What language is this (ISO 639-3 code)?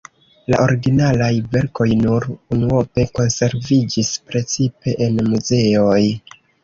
epo